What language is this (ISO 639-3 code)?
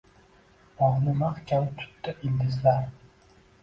uzb